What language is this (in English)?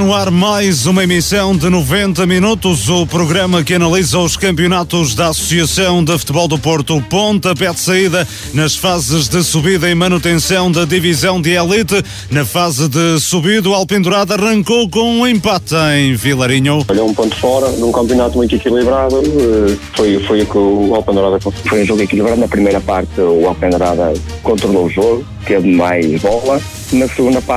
Portuguese